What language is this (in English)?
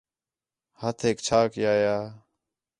Khetrani